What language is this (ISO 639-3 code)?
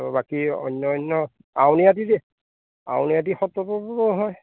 asm